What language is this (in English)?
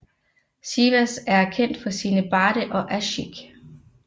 Danish